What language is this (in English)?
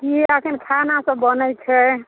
Maithili